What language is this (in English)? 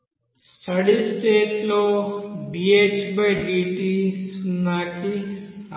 Telugu